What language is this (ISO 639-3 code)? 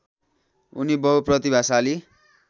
nep